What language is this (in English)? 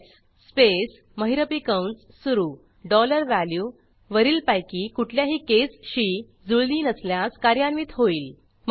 Marathi